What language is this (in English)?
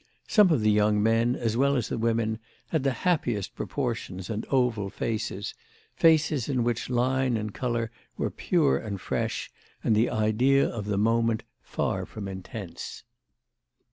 English